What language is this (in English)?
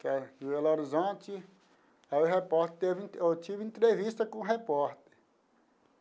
Portuguese